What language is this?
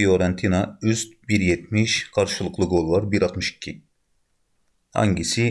Turkish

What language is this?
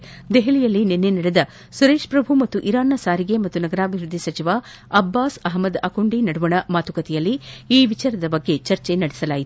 Kannada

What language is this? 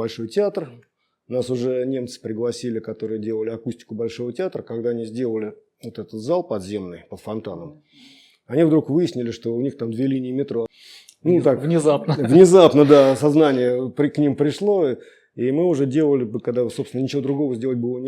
Russian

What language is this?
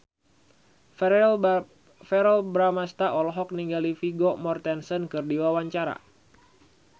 Sundanese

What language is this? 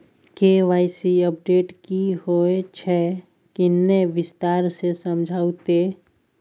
Maithili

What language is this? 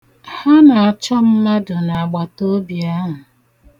Igbo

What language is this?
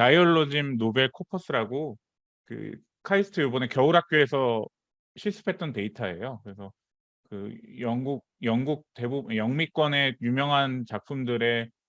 Korean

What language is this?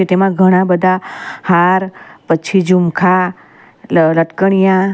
Gujarati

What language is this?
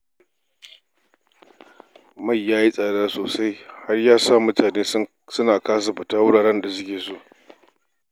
Hausa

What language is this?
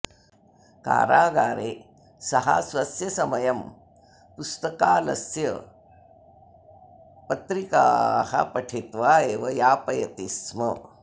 Sanskrit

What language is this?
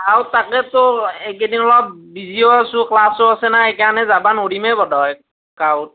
Assamese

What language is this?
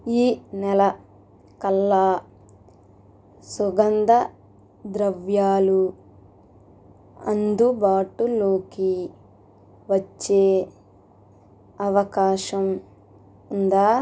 Telugu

